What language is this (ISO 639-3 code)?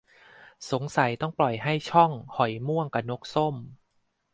tha